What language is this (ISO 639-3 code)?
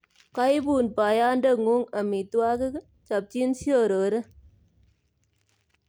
kln